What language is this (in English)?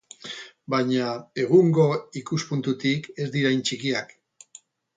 Basque